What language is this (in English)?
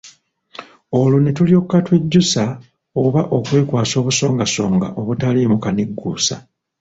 Ganda